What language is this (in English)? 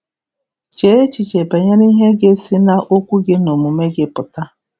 Igbo